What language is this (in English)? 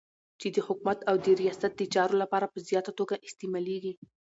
Pashto